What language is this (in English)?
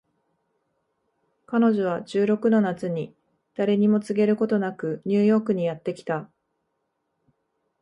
Japanese